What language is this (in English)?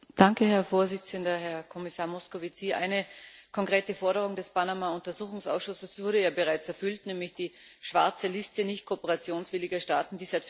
German